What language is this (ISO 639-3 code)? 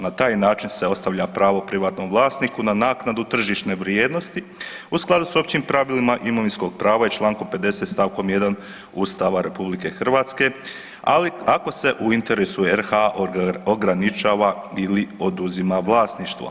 hrv